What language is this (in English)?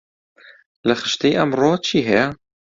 Central Kurdish